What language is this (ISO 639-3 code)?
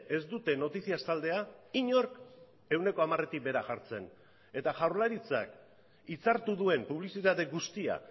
eus